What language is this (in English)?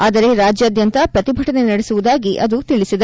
Kannada